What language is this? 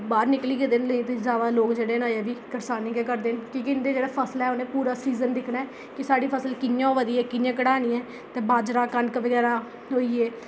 Dogri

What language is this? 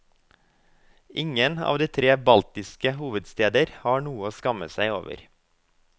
Norwegian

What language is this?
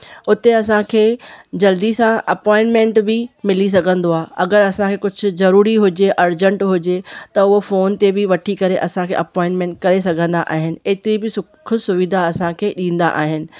Sindhi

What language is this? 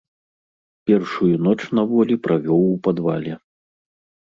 Belarusian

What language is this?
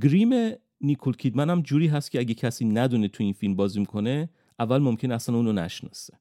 Persian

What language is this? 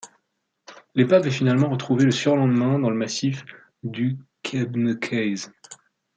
French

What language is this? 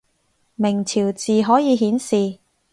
Cantonese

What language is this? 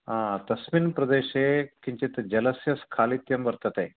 Sanskrit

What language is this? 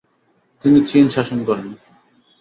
Bangla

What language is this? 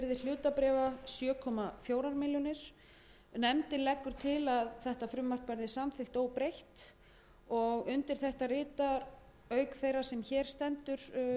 Icelandic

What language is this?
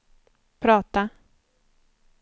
Swedish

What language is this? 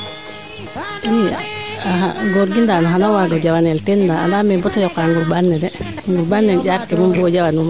Serer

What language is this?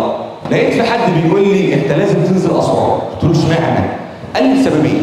Arabic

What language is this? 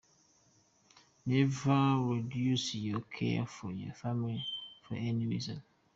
Kinyarwanda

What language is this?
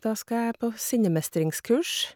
Norwegian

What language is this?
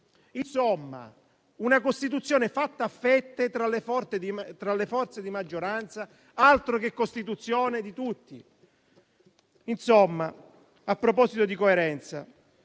Italian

